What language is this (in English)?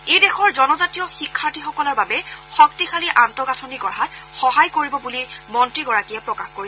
Assamese